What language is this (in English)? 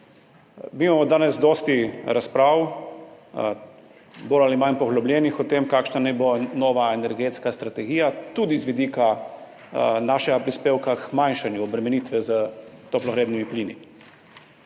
Slovenian